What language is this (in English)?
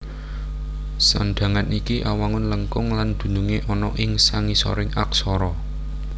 Javanese